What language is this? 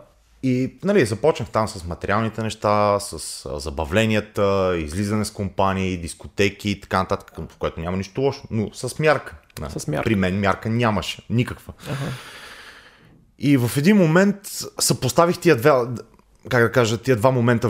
Bulgarian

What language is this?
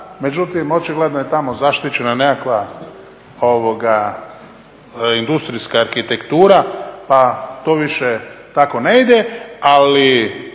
Croatian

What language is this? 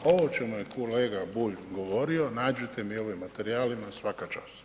Croatian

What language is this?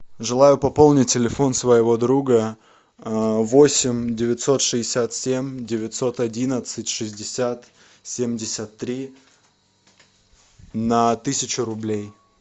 Russian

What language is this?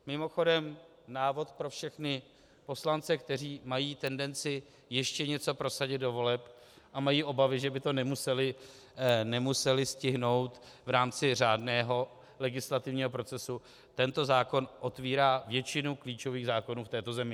Czech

